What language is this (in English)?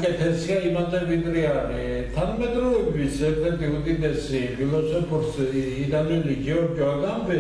Romanian